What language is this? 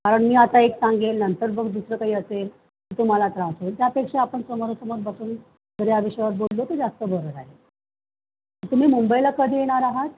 Marathi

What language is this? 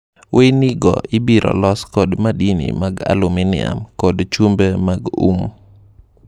Luo (Kenya and Tanzania)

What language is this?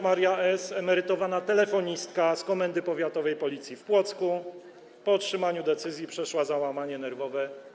Polish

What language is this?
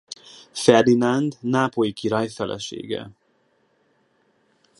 Hungarian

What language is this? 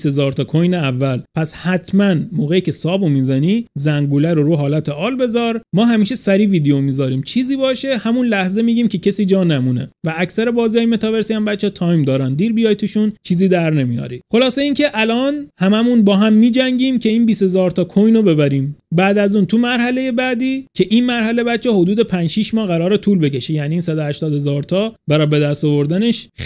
Persian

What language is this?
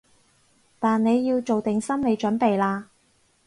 Cantonese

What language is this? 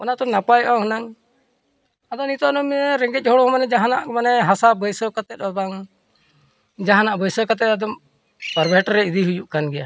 Santali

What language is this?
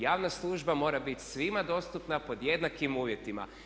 Croatian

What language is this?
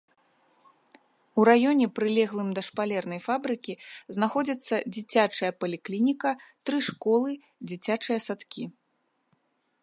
Belarusian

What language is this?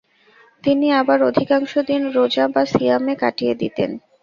Bangla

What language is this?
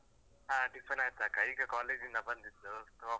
Kannada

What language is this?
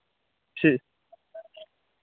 Hindi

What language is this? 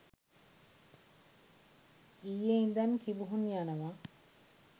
Sinhala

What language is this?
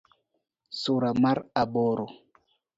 Luo (Kenya and Tanzania)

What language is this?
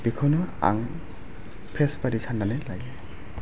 Bodo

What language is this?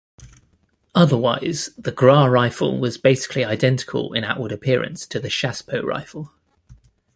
English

